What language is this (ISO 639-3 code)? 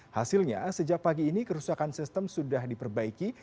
ind